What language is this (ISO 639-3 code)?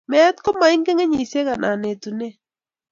kln